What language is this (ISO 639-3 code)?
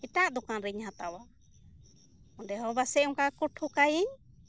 sat